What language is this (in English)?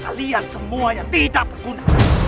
Indonesian